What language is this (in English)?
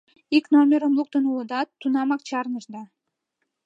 Mari